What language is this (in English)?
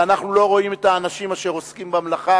Hebrew